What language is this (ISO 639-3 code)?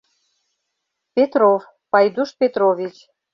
chm